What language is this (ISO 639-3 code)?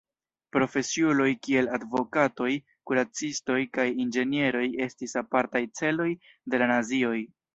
epo